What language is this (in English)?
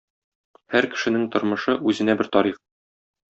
Tatar